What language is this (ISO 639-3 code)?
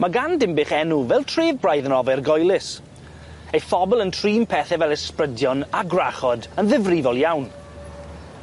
cym